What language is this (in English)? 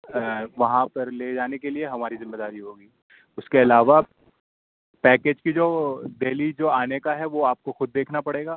Urdu